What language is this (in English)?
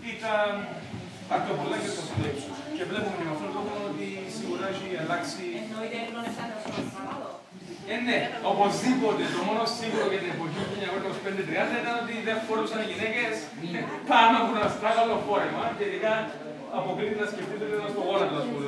Greek